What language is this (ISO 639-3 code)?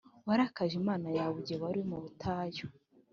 kin